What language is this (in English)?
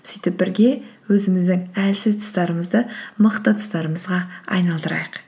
Kazakh